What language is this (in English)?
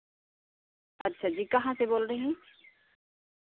Hindi